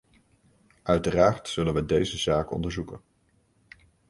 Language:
Dutch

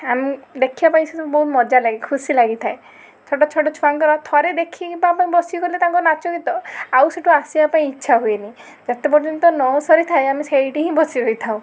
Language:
Odia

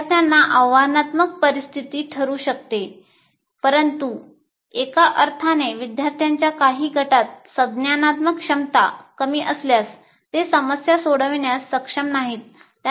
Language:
Marathi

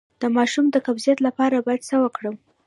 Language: Pashto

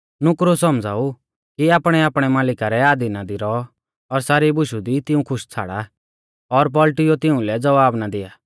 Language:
Mahasu Pahari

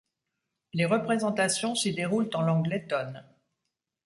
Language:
French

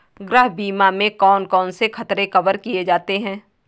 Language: Hindi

